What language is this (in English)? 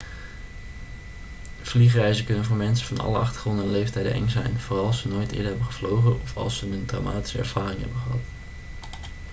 Dutch